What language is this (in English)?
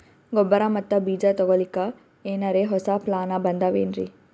Kannada